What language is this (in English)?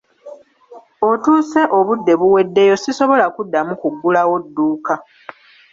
Ganda